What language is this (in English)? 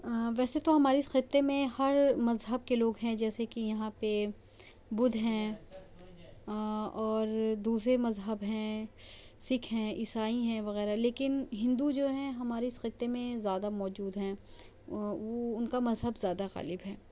Urdu